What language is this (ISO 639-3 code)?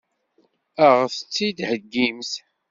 kab